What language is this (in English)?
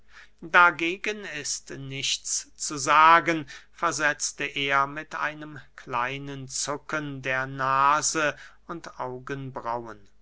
German